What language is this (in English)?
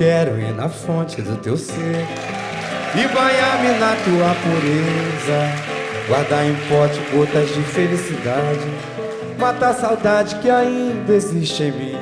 Portuguese